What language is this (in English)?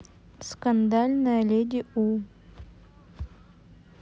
Russian